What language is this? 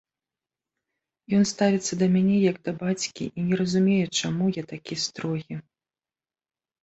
Belarusian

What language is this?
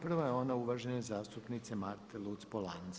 Croatian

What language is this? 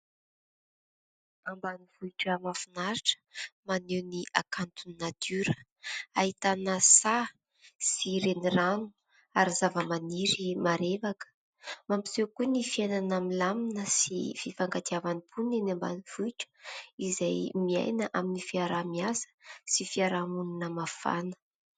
Malagasy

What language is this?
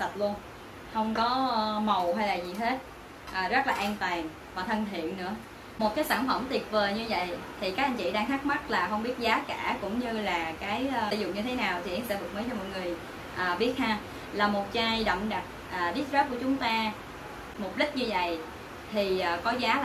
Vietnamese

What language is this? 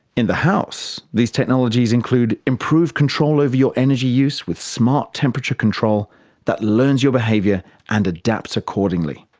English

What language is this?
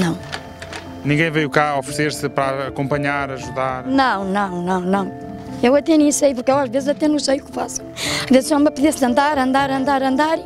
Portuguese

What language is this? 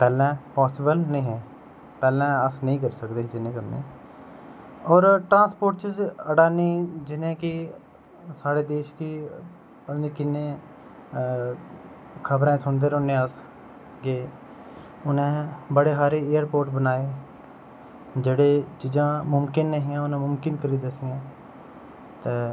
Dogri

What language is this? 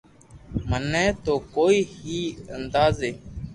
Loarki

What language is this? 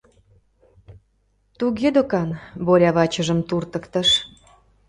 Mari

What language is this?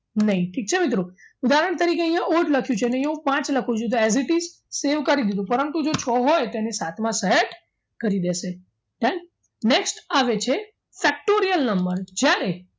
Gujarati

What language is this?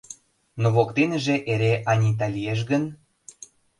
Mari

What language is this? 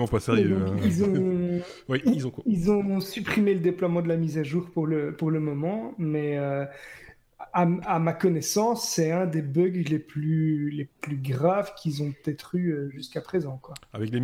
French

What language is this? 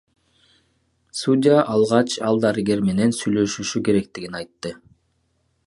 Kyrgyz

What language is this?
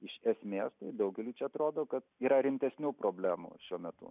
Lithuanian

